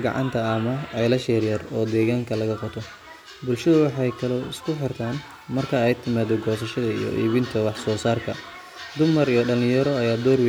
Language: Somali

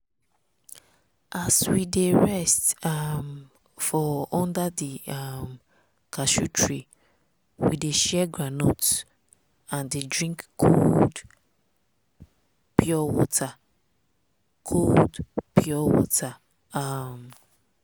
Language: Nigerian Pidgin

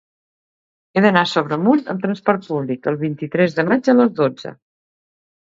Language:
Catalan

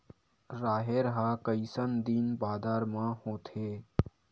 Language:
Chhattisgarhi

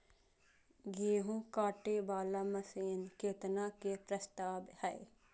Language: Maithili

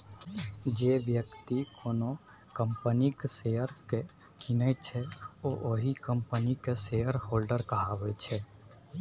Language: Maithili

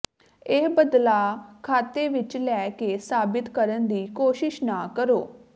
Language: Punjabi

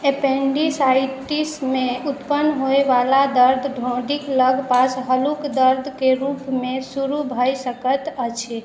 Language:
Maithili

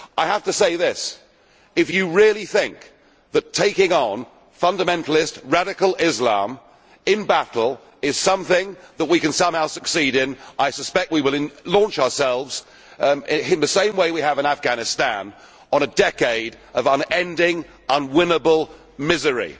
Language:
English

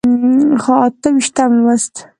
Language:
Pashto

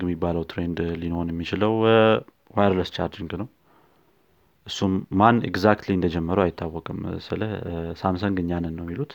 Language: Amharic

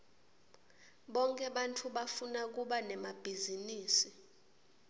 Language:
Swati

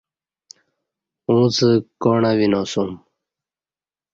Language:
Kati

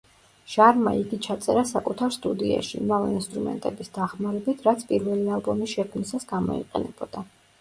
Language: Georgian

